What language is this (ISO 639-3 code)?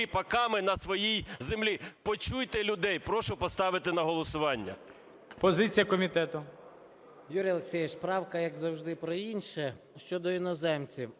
ukr